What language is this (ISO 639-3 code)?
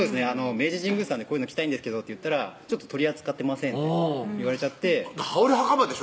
jpn